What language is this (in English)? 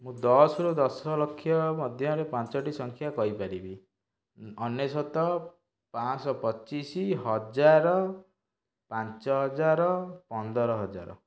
Odia